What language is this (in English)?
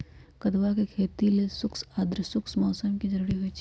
Magahi